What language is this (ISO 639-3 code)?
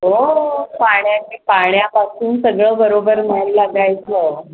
mar